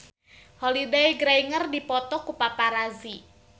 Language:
Sundanese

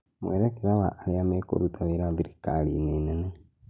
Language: Kikuyu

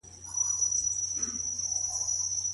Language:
Pashto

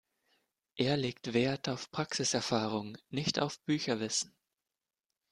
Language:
German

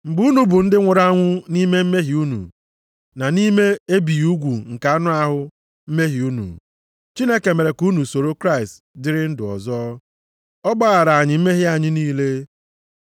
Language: Igbo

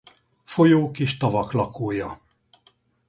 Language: Hungarian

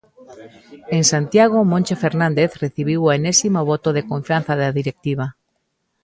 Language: Galician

